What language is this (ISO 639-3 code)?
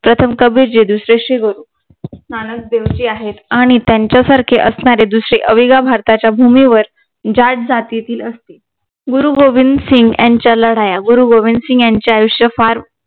mar